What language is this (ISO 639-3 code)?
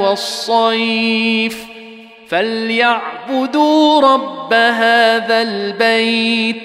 ara